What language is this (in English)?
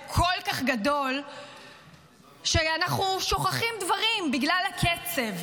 Hebrew